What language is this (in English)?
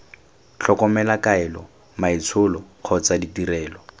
Tswana